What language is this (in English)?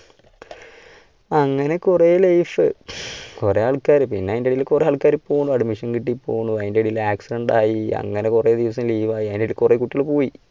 Malayalam